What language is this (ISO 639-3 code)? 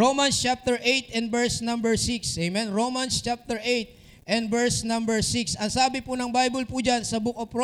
fil